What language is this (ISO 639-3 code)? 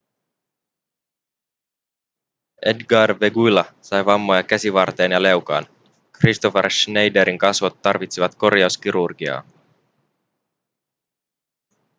fin